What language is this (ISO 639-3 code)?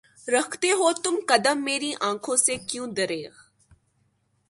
urd